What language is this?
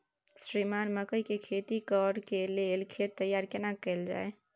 Maithili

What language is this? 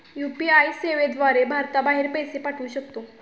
Marathi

